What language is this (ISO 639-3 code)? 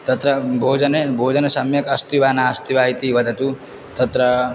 san